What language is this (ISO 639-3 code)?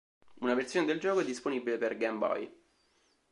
ita